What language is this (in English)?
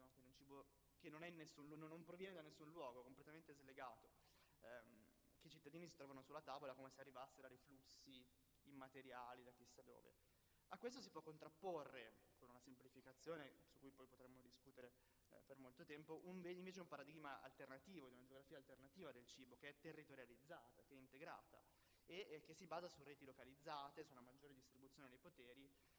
Italian